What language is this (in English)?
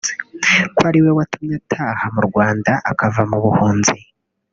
Kinyarwanda